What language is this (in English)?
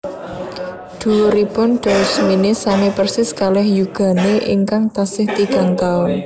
Javanese